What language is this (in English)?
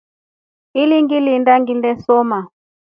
Rombo